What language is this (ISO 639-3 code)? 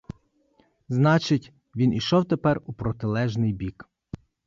ukr